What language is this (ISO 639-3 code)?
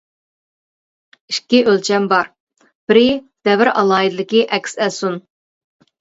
uig